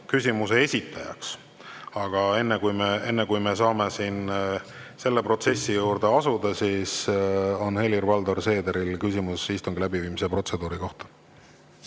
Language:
Estonian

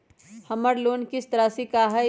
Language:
Magahi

